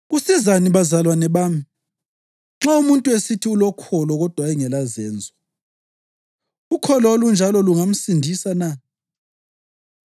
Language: North Ndebele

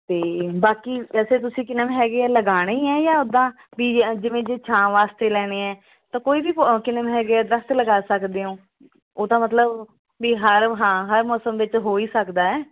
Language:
Punjabi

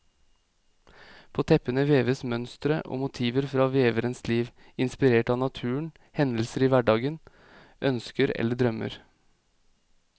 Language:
Norwegian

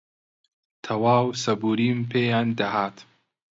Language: Central Kurdish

